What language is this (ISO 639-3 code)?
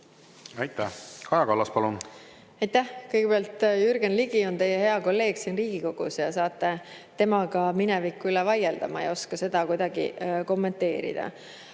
est